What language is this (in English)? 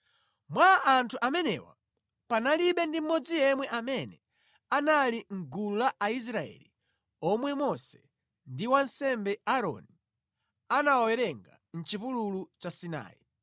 Nyanja